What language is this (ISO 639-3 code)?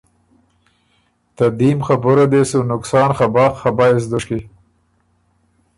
oru